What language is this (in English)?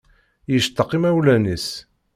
Kabyle